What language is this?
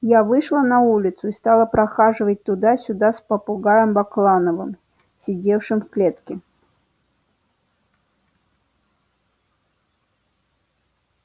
Russian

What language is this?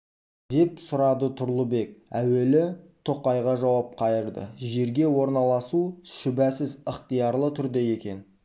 Kazakh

